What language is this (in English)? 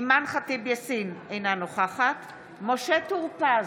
Hebrew